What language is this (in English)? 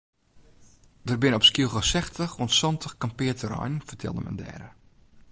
Western Frisian